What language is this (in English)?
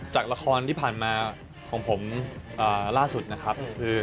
Thai